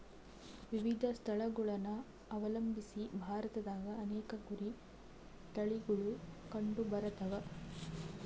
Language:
Kannada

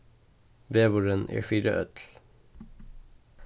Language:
Faroese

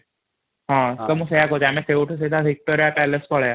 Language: Odia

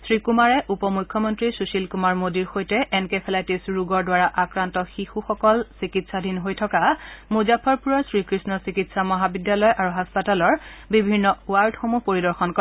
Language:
Assamese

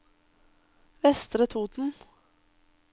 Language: Norwegian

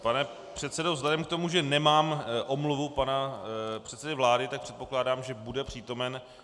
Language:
Czech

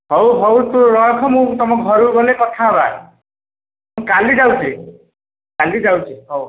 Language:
Odia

